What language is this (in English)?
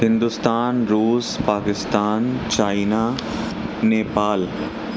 Urdu